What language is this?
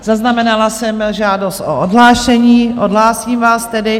Czech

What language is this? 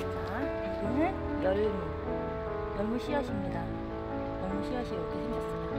Korean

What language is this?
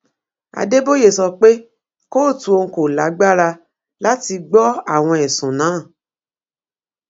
Yoruba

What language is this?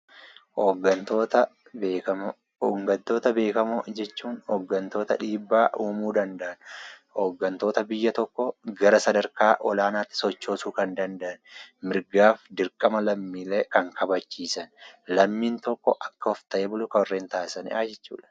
Oromo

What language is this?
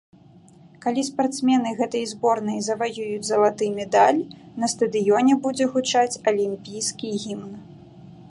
Belarusian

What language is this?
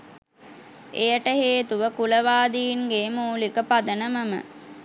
Sinhala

